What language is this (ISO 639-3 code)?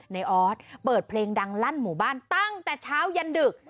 tha